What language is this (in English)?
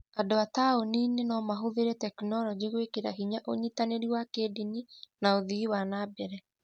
Kikuyu